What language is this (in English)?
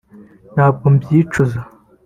Kinyarwanda